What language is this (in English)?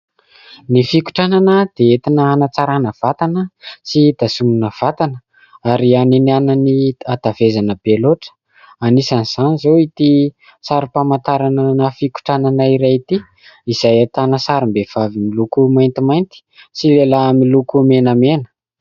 Malagasy